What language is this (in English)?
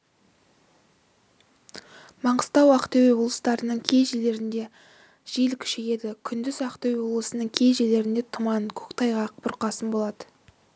Kazakh